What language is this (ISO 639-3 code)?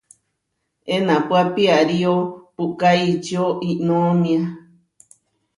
var